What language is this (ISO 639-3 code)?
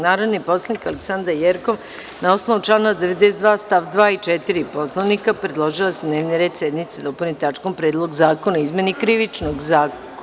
srp